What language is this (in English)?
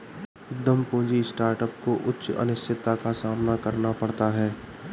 Hindi